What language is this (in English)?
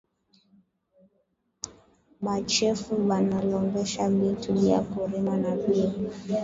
Swahili